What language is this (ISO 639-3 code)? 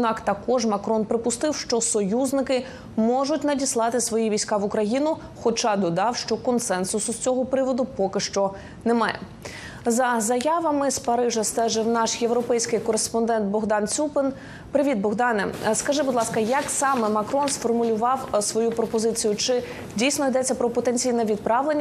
ukr